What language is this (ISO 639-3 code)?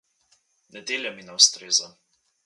slv